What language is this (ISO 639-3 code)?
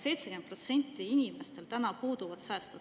est